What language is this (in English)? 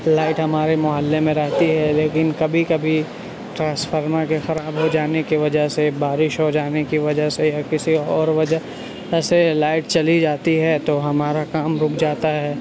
Urdu